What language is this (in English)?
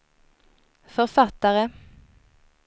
Swedish